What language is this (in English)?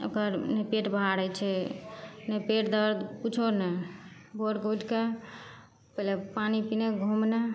Maithili